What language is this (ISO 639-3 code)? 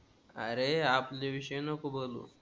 mar